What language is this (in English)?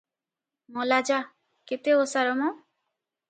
Odia